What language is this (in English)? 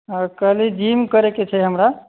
Maithili